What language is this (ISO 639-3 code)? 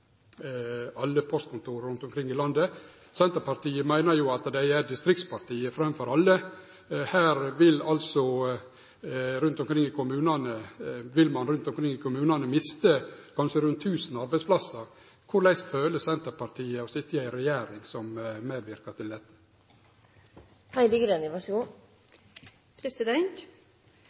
nno